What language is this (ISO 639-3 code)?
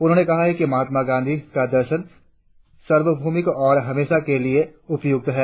hin